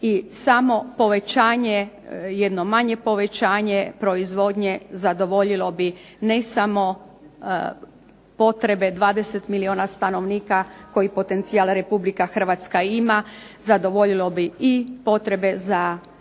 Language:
Croatian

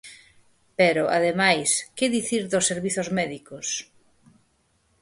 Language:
Galician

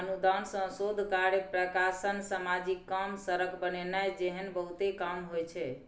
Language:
Maithili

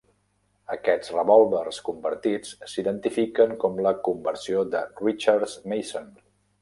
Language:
Catalan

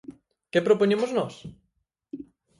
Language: Galician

